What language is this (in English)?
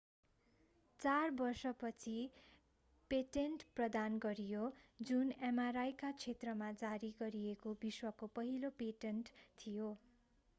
Nepali